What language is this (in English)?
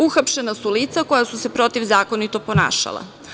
Serbian